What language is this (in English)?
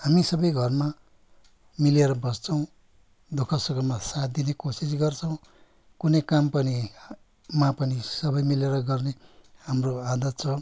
Nepali